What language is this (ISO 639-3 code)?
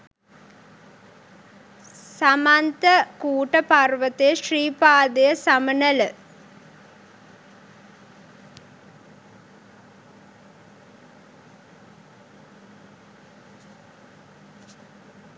sin